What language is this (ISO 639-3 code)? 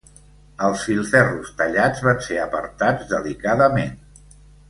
cat